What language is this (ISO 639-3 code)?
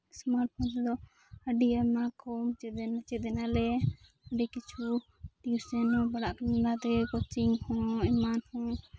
sat